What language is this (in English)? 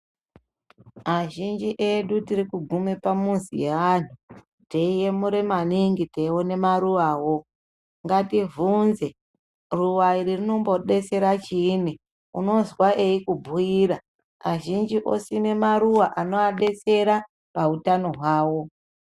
Ndau